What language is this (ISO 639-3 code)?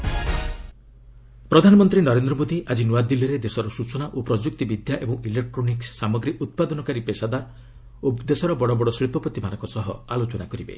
ori